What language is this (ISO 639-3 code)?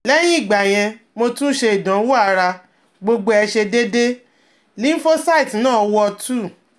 yor